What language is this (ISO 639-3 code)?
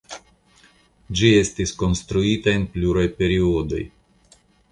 epo